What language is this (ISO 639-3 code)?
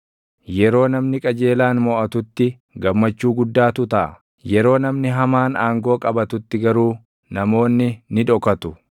orm